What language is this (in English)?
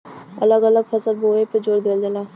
Bhojpuri